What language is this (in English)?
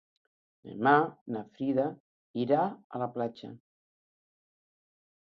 Catalan